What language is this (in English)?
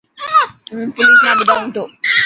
Dhatki